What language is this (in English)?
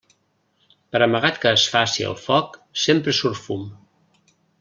Catalan